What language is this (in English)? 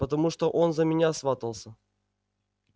Russian